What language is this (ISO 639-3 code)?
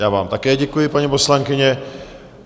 ces